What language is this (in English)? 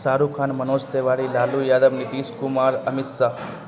Urdu